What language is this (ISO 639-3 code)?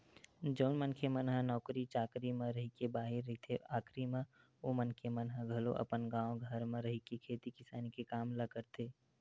hne